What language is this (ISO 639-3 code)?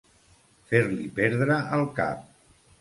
cat